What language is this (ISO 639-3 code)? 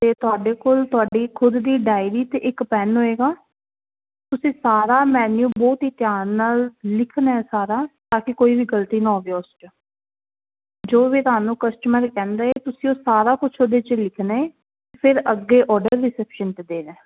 pan